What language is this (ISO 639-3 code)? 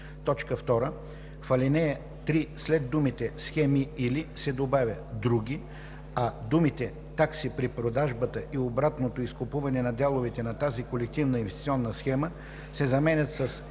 bul